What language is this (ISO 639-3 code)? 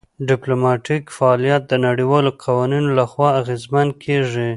pus